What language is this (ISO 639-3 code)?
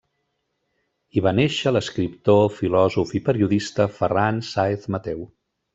cat